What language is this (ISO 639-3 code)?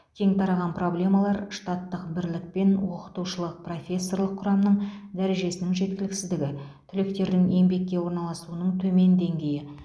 kaz